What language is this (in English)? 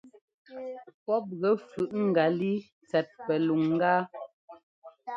Ngomba